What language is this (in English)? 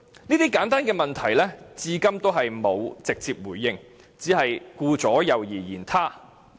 Cantonese